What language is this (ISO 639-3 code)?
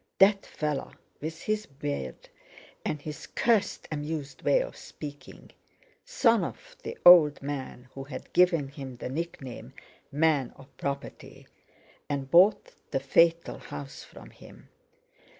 eng